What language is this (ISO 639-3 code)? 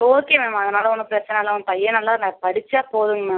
tam